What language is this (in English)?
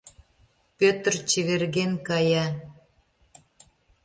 Mari